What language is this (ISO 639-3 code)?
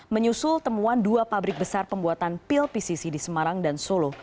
ind